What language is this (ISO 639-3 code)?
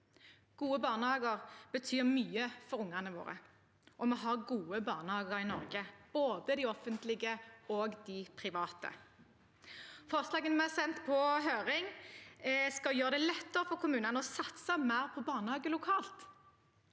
nor